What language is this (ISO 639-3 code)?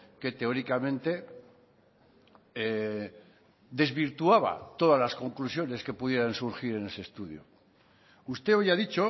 spa